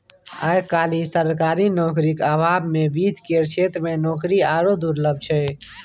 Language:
Maithili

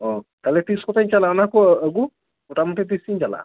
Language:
Santali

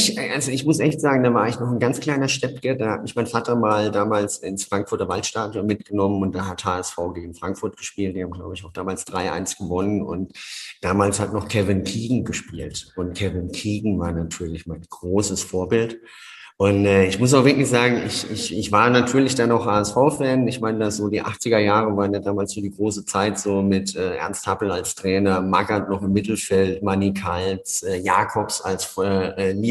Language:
German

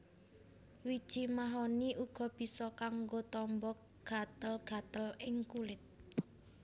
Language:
Javanese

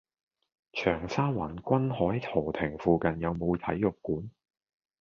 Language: Cantonese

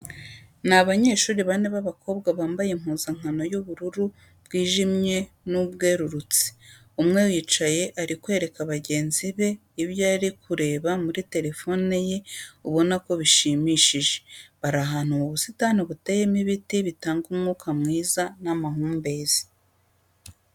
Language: Kinyarwanda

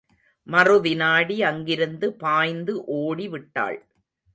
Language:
Tamil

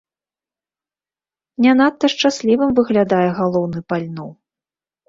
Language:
Belarusian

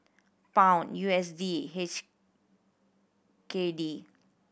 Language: English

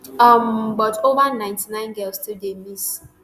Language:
Nigerian Pidgin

